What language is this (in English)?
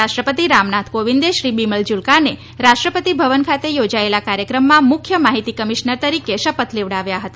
Gujarati